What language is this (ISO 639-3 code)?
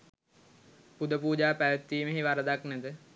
sin